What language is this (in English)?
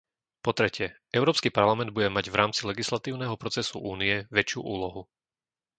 Slovak